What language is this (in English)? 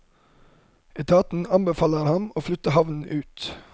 Norwegian